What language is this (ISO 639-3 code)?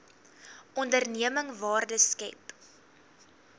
afr